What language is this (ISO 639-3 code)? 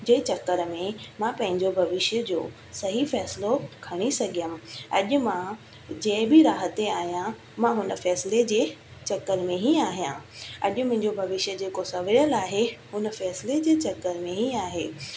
snd